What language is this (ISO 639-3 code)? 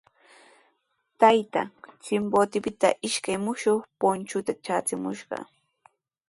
qws